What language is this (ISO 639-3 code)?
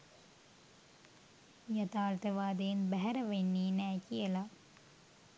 sin